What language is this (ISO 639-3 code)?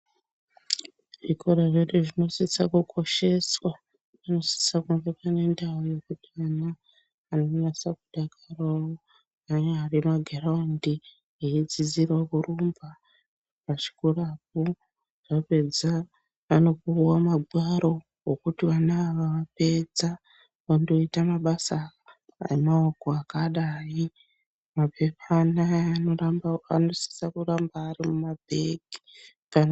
ndc